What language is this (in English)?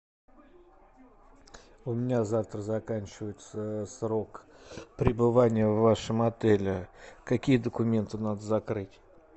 Russian